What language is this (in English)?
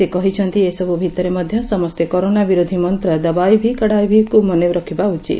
Odia